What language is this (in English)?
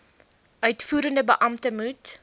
Afrikaans